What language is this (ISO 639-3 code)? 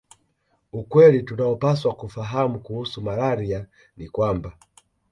swa